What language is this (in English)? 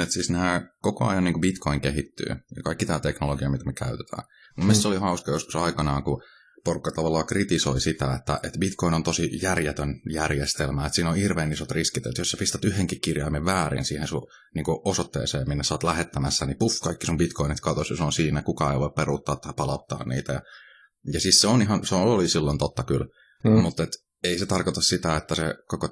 Finnish